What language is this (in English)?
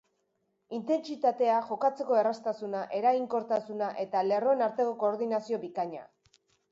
Basque